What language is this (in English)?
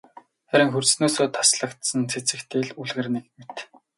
Mongolian